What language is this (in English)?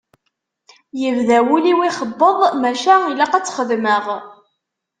Kabyle